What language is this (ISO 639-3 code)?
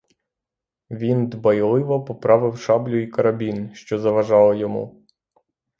ukr